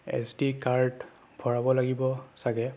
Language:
Assamese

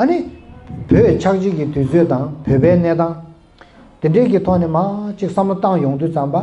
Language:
Korean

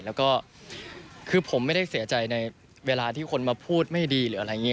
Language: Thai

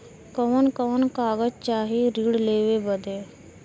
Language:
Bhojpuri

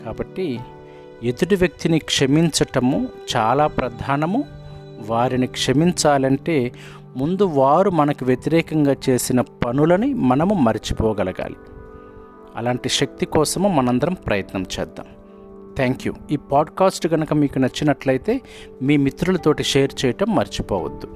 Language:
Telugu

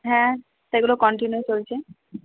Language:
Bangla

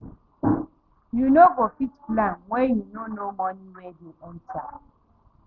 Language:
Nigerian Pidgin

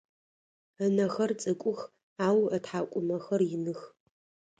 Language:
Adyghe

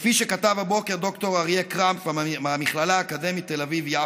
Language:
Hebrew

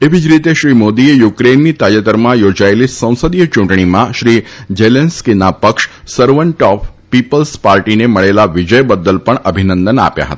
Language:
Gujarati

